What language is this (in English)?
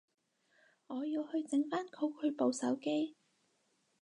Cantonese